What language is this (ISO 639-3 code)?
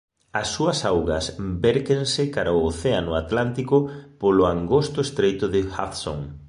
glg